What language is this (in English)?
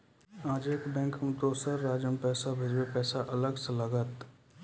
Maithili